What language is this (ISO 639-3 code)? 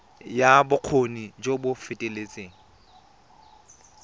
tsn